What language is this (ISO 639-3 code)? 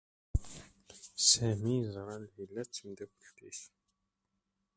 kab